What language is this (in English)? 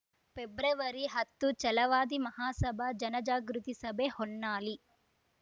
Kannada